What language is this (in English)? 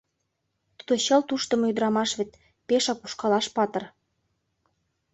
Mari